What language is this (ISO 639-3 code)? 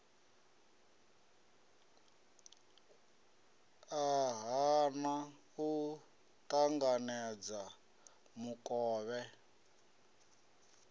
ven